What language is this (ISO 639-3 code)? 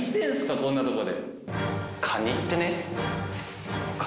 jpn